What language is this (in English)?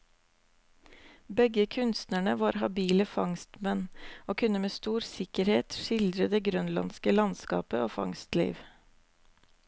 Norwegian